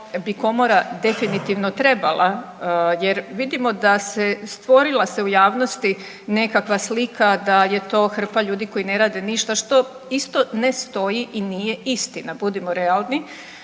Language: Croatian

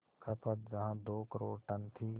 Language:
Hindi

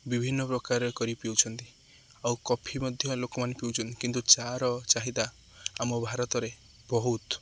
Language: Odia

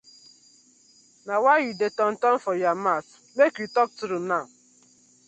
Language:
Nigerian Pidgin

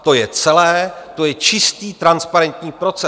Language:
Czech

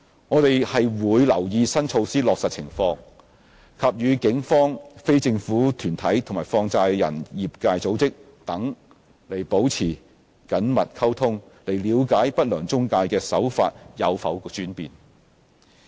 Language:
Cantonese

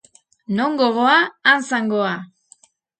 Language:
Basque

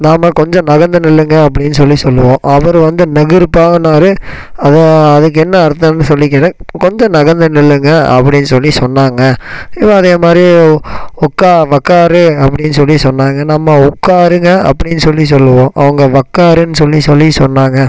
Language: Tamil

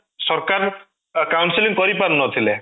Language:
Odia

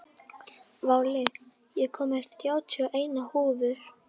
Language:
Icelandic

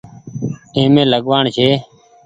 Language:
Goaria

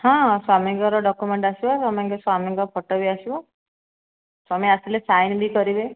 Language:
Odia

